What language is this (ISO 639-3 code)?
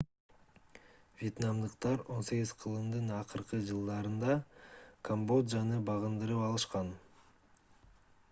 kir